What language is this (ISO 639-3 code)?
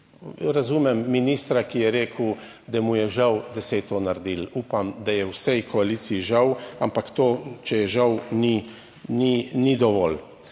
slv